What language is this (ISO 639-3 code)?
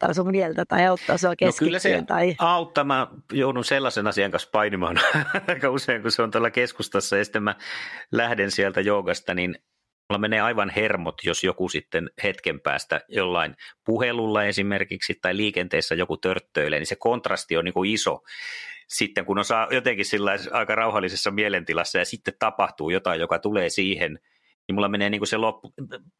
fin